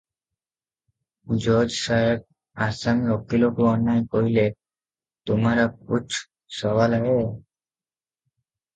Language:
Odia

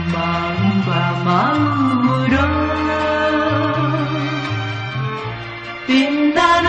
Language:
Korean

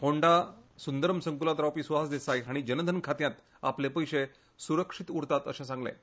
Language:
Konkani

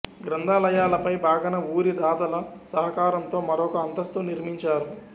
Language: Telugu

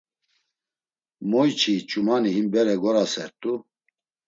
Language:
Laz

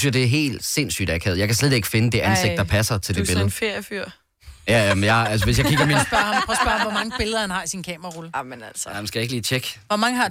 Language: Danish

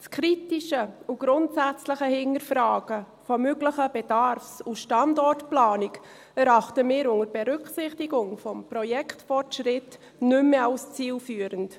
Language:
Swiss German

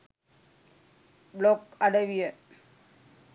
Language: Sinhala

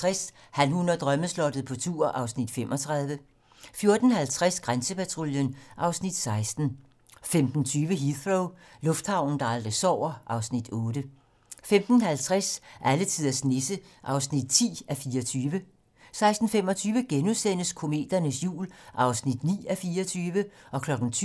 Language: Danish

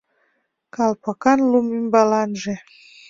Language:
Mari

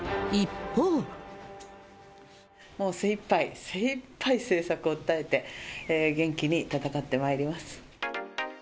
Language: Japanese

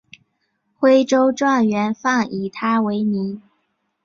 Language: Chinese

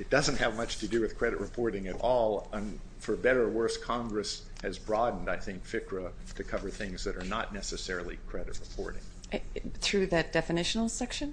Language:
English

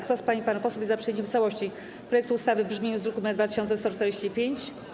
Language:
Polish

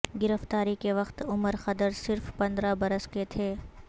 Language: Urdu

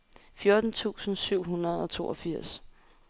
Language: Danish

